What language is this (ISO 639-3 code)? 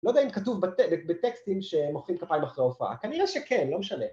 heb